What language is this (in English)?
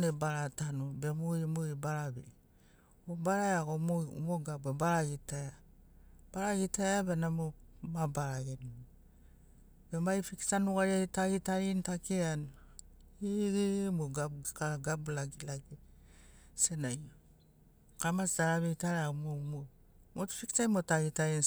Sinaugoro